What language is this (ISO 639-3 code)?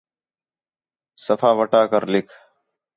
xhe